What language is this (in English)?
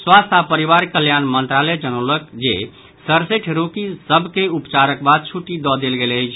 Maithili